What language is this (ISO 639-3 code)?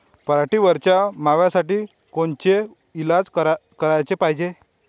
mar